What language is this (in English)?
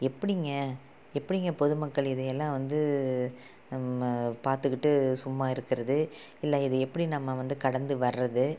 Tamil